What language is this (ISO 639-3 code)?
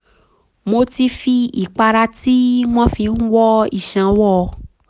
yor